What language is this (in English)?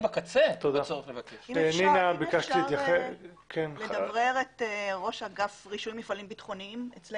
Hebrew